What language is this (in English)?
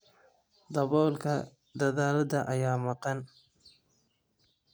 Somali